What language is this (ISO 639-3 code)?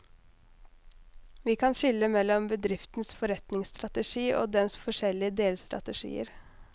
nor